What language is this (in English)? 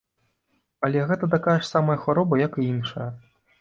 Belarusian